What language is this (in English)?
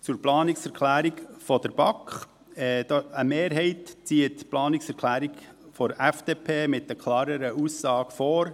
Swiss German